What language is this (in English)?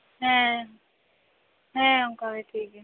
Santali